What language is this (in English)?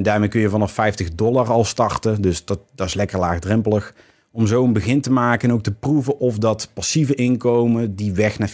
Dutch